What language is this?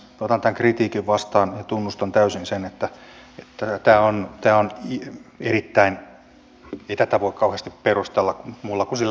Finnish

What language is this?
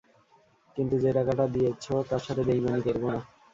Bangla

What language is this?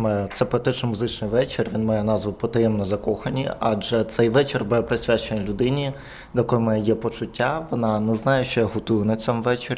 Ukrainian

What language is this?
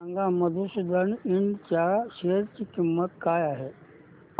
Marathi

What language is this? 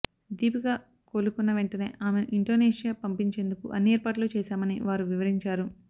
Telugu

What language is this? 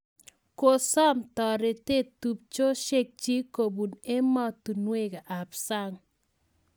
Kalenjin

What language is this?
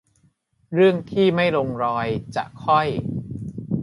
Thai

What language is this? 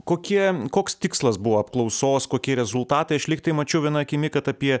Lithuanian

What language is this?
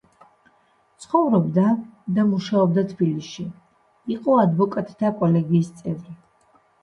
Georgian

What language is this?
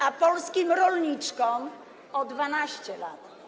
Polish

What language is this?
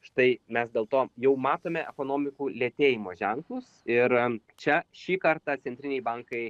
Lithuanian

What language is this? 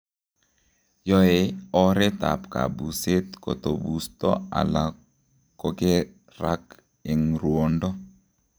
Kalenjin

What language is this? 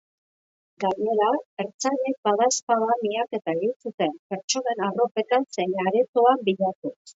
Basque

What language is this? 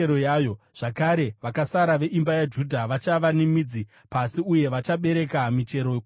Shona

